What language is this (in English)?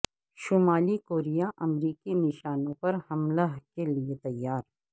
Urdu